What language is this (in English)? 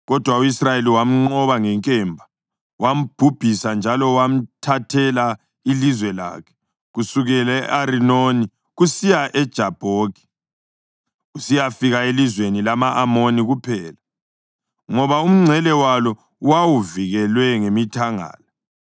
North Ndebele